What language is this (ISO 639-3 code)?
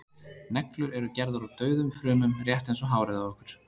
isl